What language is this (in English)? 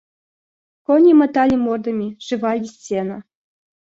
Russian